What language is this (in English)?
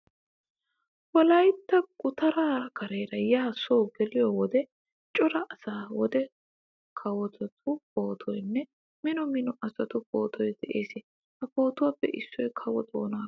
Wolaytta